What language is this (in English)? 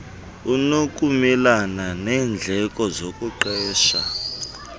Xhosa